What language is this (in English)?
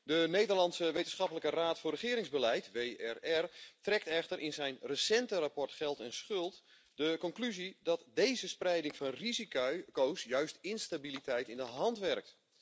Dutch